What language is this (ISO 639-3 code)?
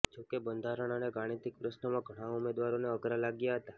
guj